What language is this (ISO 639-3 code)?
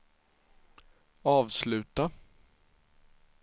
swe